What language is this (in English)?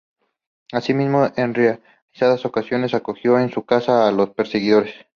Spanish